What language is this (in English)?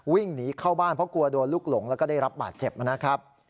Thai